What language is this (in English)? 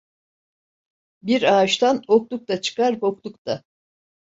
Turkish